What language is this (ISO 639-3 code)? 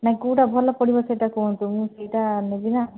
ori